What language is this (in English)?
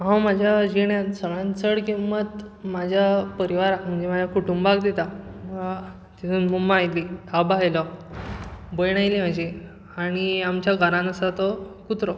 Konkani